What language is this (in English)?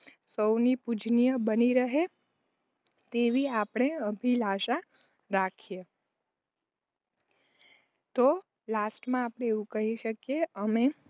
Gujarati